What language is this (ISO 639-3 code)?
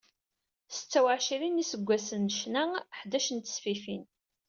kab